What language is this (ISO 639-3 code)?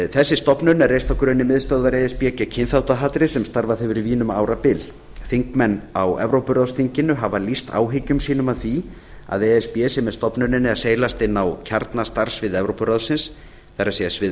isl